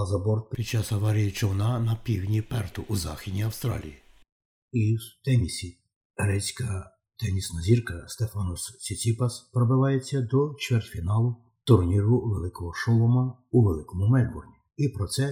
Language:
Ukrainian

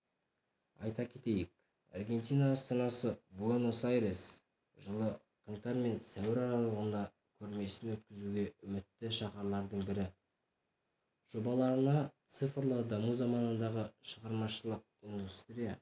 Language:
Kazakh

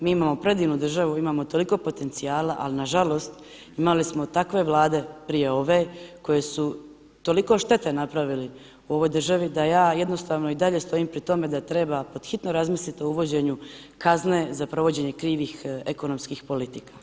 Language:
Croatian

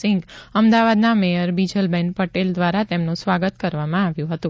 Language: Gujarati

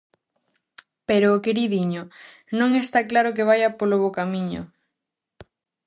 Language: Galician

